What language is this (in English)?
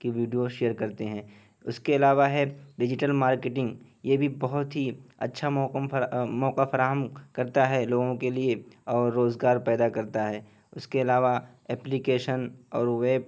Urdu